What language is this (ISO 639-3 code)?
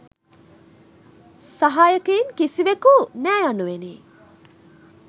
sin